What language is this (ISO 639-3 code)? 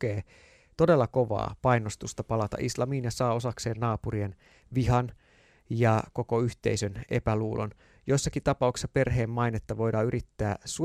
fin